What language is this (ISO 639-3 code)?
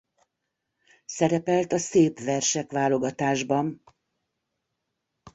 hun